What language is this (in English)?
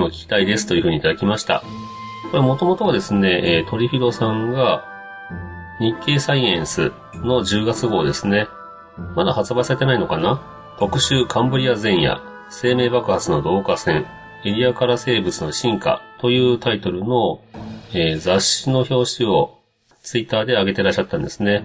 Japanese